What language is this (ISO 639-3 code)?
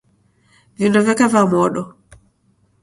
dav